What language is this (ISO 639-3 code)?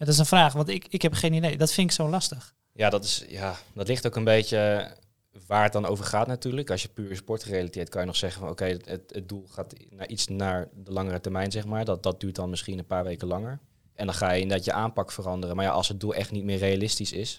nld